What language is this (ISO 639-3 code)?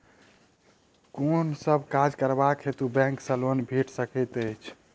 mai